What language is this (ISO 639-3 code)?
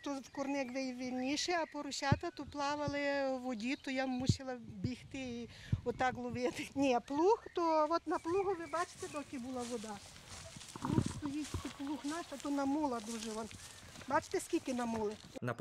ukr